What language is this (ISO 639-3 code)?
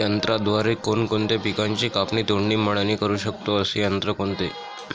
mar